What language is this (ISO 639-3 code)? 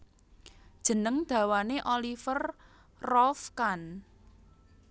jav